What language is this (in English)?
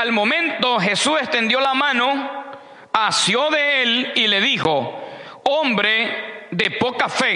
Spanish